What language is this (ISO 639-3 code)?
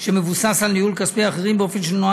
heb